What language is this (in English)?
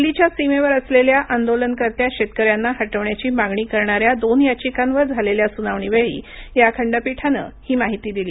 Marathi